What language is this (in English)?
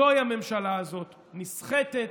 Hebrew